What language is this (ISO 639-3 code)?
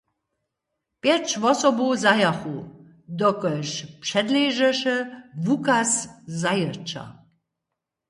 hsb